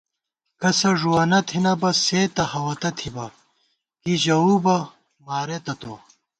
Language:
Gawar-Bati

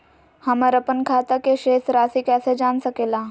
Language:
Magahi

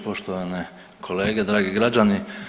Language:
Croatian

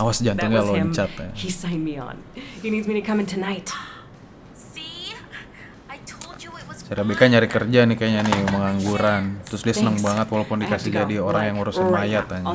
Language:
Indonesian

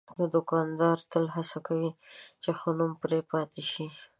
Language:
Pashto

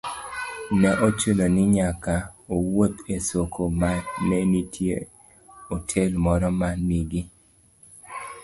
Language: Luo (Kenya and Tanzania)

